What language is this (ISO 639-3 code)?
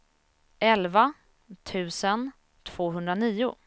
swe